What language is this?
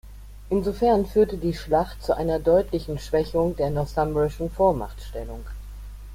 German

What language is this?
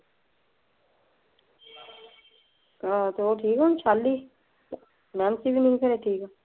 Punjabi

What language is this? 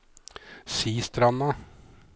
Norwegian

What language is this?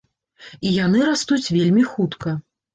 Belarusian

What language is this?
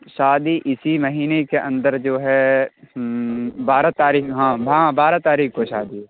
Urdu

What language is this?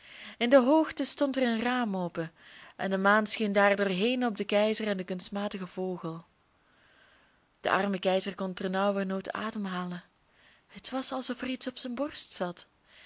Dutch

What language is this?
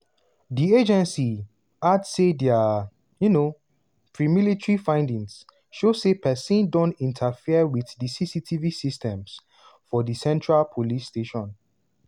Nigerian Pidgin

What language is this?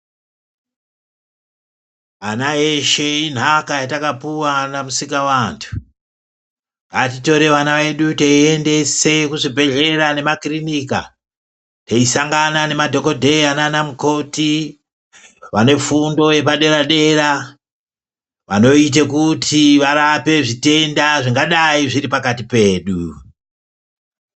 Ndau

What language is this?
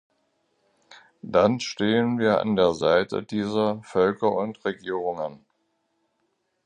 German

